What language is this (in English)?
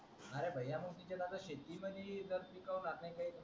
Marathi